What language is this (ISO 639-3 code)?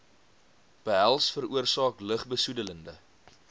afr